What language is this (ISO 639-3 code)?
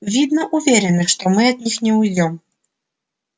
rus